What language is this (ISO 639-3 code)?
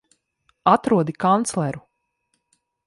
lav